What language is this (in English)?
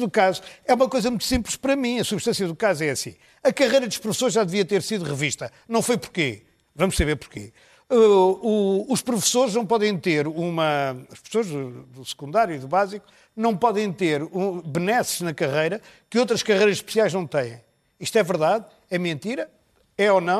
Portuguese